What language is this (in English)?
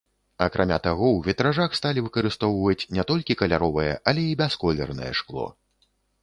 Belarusian